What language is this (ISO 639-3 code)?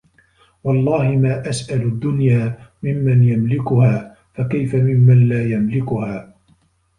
ara